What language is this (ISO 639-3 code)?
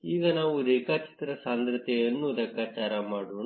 kan